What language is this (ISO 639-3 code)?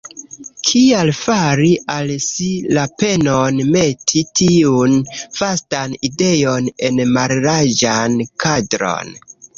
epo